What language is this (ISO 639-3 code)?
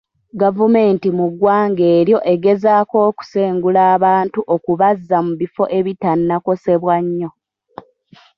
lug